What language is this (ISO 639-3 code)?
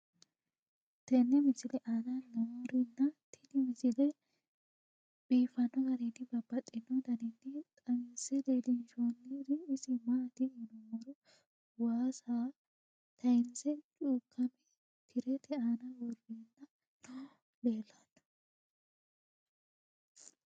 sid